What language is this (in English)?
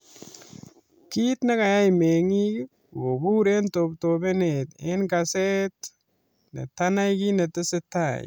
Kalenjin